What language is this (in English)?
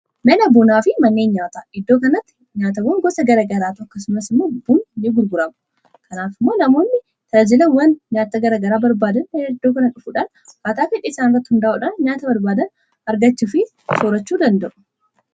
Oromo